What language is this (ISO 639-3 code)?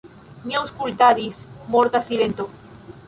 epo